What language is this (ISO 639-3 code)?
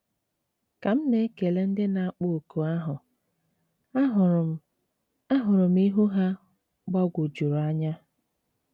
ibo